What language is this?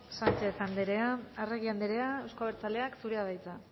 Basque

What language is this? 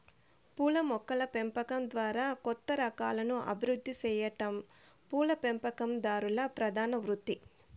Telugu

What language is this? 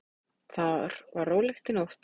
Icelandic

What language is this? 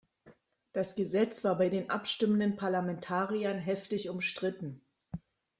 German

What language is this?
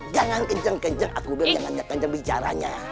Indonesian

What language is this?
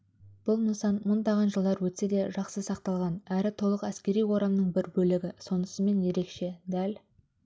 Kazakh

